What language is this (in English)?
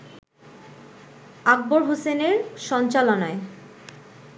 Bangla